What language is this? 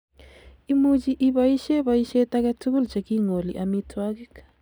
Kalenjin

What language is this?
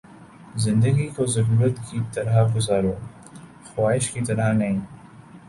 Urdu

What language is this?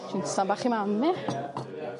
Welsh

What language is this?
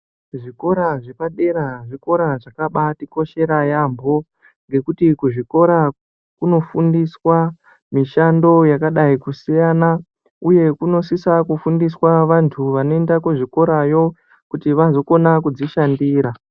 Ndau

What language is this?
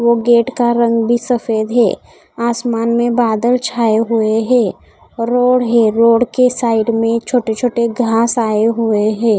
Hindi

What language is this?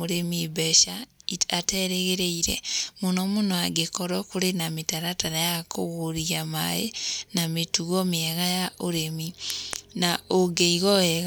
Kikuyu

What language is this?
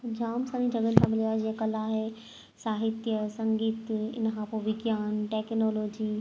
Sindhi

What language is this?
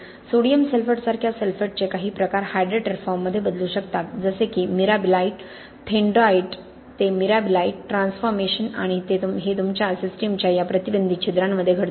Marathi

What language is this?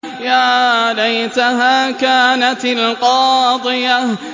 Arabic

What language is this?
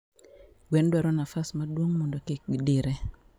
Luo (Kenya and Tanzania)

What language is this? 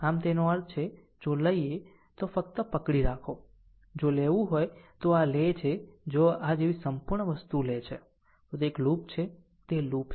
Gujarati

